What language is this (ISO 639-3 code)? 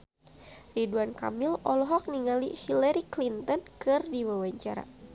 sun